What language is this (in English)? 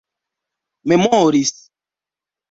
Esperanto